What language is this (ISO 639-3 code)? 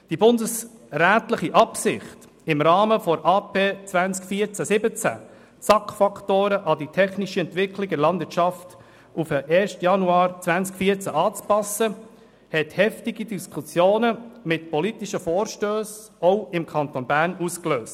gsw